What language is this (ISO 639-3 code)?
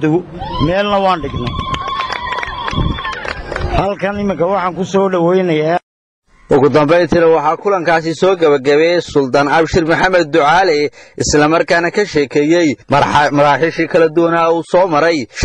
ara